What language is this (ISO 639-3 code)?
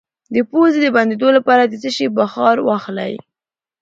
pus